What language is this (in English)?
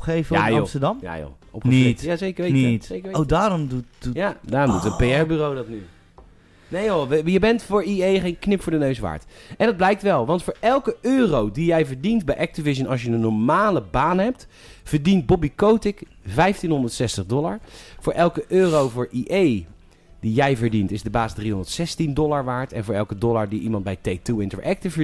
Dutch